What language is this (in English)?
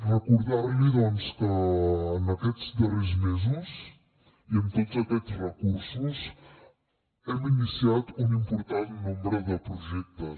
Catalan